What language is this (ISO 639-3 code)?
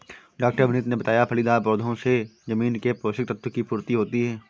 hin